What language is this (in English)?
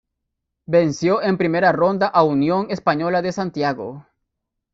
Spanish